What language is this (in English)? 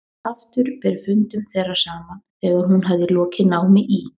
Icelandic